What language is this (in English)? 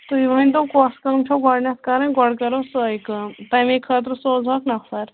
Kashmiri